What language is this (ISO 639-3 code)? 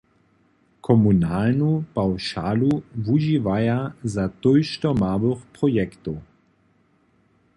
hsb